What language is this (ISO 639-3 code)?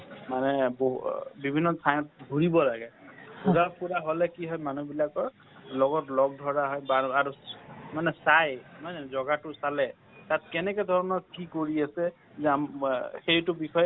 asm